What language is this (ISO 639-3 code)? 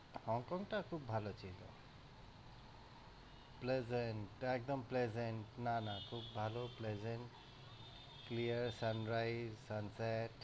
ben